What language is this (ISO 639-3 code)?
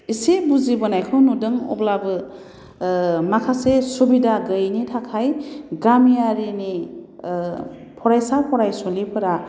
brx